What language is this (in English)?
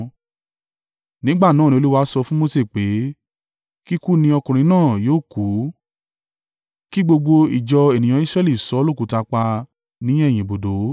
Yoruba